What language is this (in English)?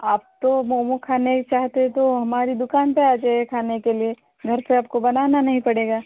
Hindi